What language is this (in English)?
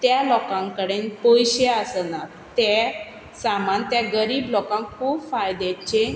Konkani